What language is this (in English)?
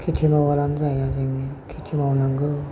Bodo